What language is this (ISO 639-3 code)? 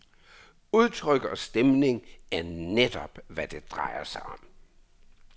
dan